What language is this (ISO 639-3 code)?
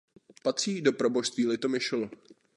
ces